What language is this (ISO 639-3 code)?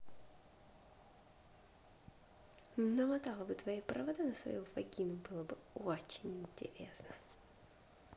rus